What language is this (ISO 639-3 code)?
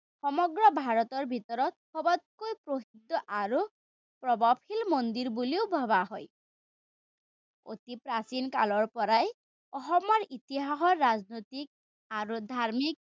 asm